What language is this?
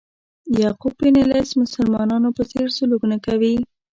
Pashto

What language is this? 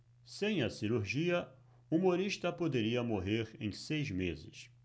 Portuguese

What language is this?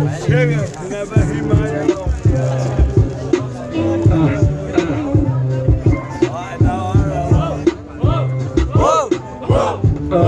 Portuguese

